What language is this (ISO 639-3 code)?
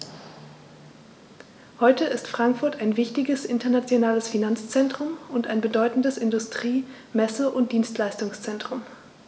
deu